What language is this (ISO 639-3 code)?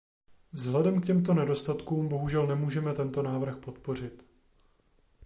ces